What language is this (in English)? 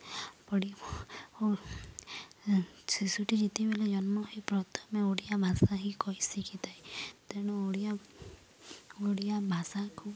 Odia